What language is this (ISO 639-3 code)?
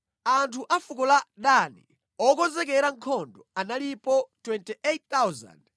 nya